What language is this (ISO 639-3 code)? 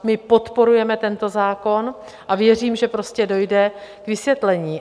ces